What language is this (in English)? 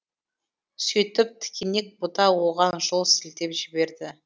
Kazakh